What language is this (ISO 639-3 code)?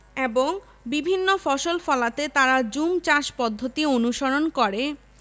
ben